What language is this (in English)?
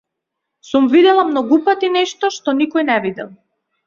Macedonian